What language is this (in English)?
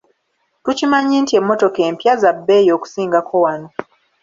Ganda